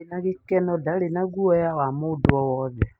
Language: Kikuyu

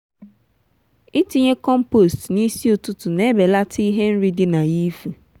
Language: Igbo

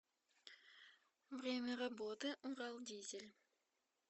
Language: Russian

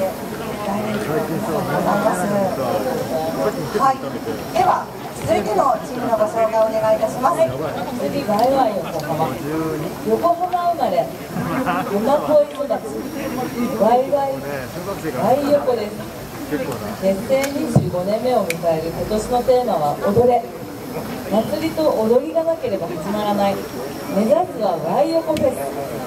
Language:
Japanese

